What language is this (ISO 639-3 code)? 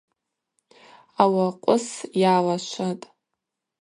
abq